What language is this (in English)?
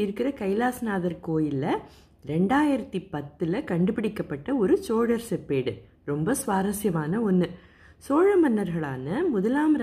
Tamil